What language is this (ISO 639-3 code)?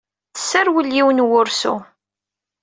kab